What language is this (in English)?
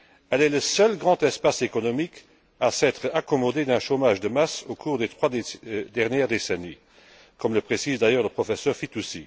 French